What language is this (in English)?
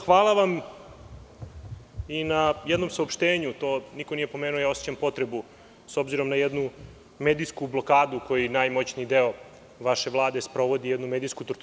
Serbian